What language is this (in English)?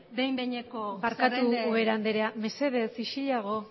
Basque